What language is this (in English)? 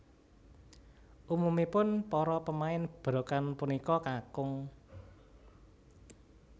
Javanese